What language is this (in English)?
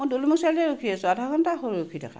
Assamese